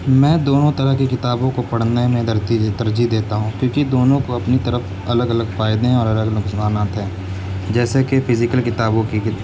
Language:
Urdu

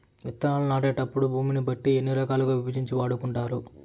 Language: Telugu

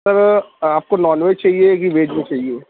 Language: Urdu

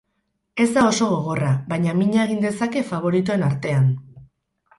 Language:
Basque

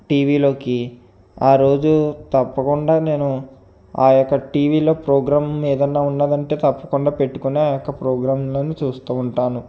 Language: Telugu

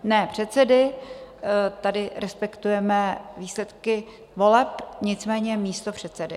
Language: Czech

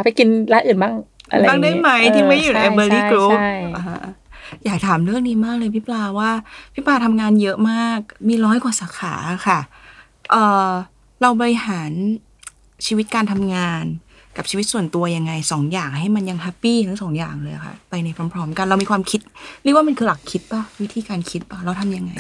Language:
Thai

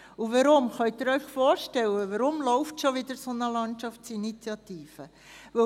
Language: Swiss German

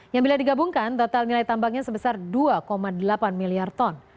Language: Indonesian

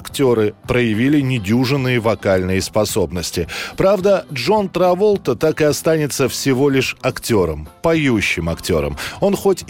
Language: Russian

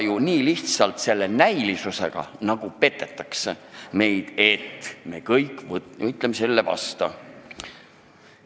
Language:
Estonian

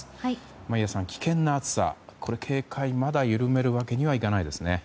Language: Japanese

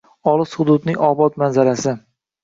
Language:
Uzbek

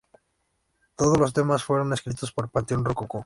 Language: Spanish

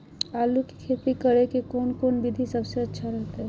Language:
Magahi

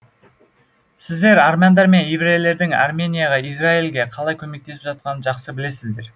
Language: Kazakh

